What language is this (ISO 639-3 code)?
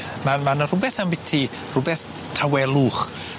cym